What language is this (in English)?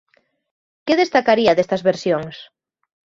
Galician